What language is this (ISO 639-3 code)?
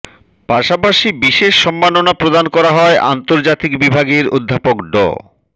ben